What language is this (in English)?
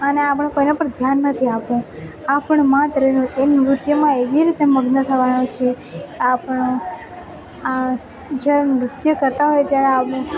Gujarati